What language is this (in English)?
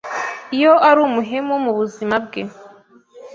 Kinyarwanda